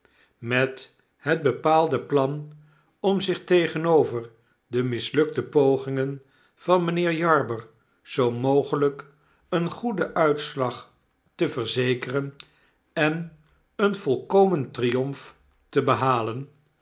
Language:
Dutch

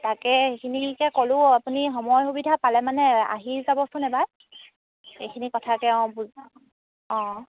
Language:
Assamese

